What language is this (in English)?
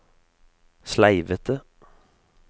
Norwegian